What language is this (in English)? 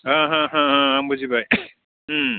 Bodo